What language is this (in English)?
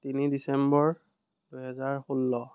Assamese